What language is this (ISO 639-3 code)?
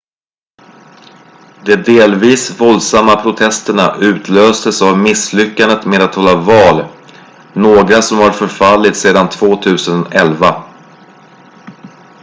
swe